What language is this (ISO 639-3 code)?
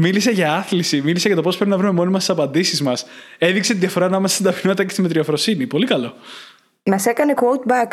ell